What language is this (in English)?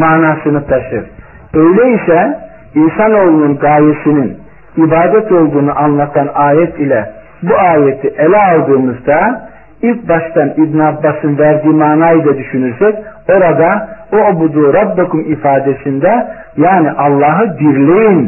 Turkish